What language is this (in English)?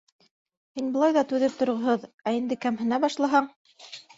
Bashkir